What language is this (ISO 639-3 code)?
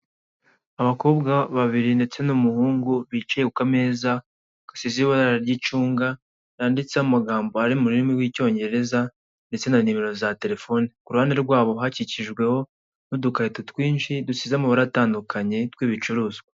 kin